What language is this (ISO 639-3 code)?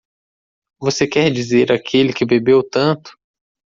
por